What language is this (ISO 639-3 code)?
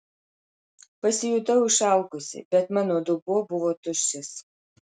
lit